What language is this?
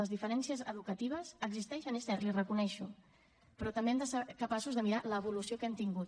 Catalan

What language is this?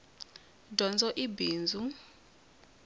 Tsonga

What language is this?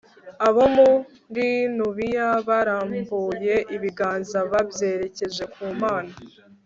Kinyarwanda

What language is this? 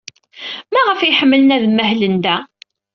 Kabyle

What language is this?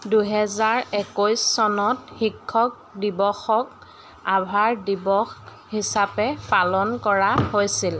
Assamese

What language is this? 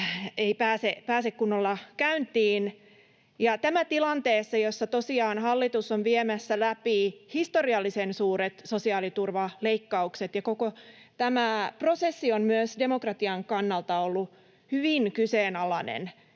Finnish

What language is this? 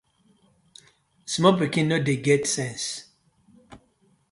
Nigerian Pidgin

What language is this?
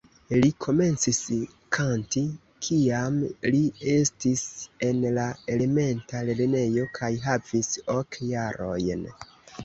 Esperanto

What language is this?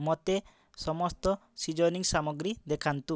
Odia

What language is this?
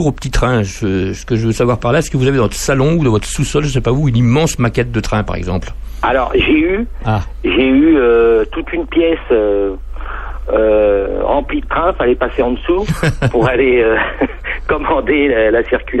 French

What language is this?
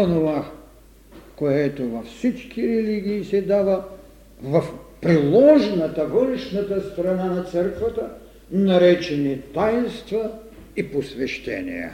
Bulgarian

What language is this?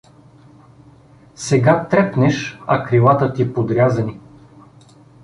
Bulgarian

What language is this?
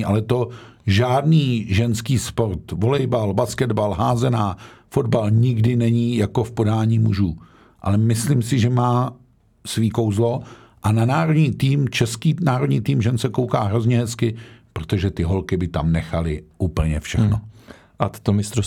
Czech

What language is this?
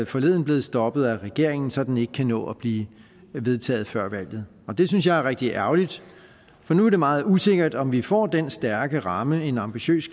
Danish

